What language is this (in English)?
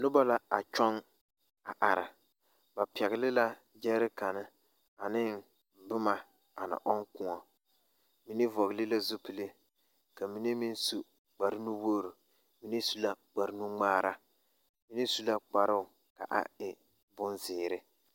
Southern Dagaare